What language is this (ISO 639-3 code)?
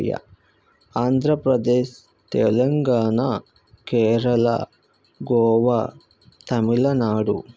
tel